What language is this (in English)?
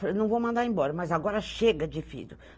Portuguese